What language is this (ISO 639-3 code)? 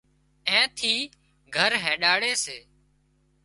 kxp